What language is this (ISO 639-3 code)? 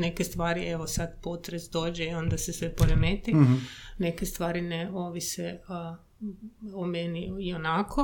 hrv